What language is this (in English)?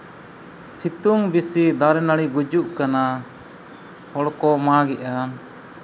Santali